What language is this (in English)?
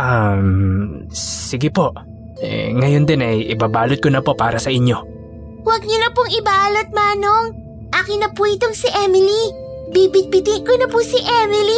Filipino